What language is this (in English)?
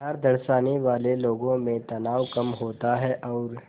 Hindi